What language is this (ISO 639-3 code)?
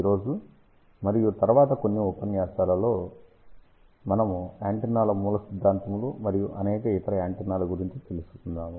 tel